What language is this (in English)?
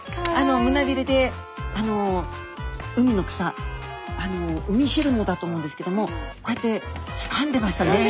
Japanese